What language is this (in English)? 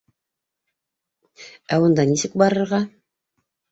Bashkir